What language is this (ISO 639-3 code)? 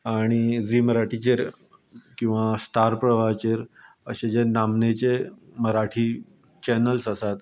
kok